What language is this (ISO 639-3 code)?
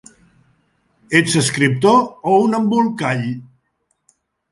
cat